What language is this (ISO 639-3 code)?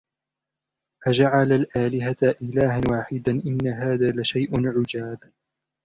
ara